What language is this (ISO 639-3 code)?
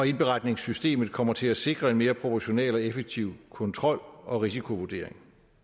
dan